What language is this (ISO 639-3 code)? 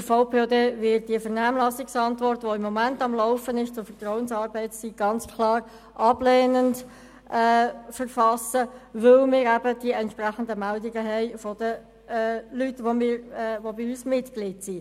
gsw